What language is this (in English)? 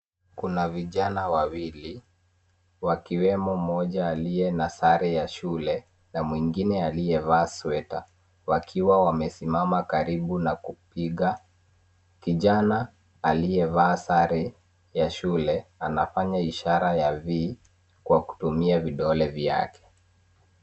Swahili